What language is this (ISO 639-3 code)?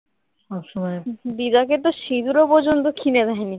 ben